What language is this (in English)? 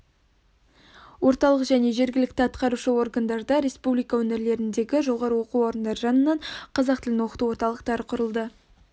Kazakh